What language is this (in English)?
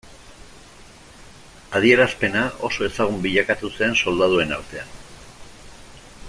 Basque